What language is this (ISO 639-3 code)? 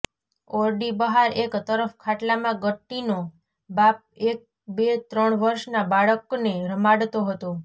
guj